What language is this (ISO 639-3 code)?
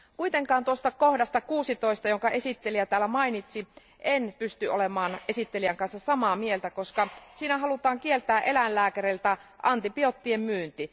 fin